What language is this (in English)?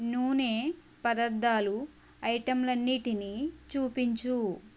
Telugu